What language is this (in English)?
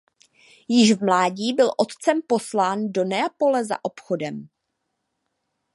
Czech